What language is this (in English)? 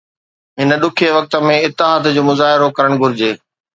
Sindhi